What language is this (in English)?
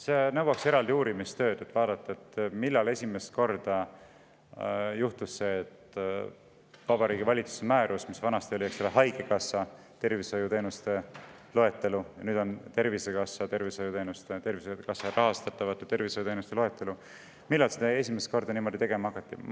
Estonian